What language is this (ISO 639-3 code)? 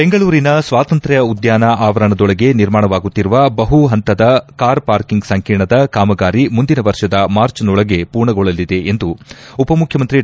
kan